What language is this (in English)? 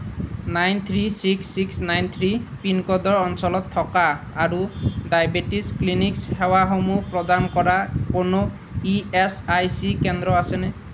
Assamese